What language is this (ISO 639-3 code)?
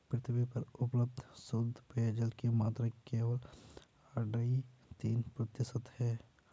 hin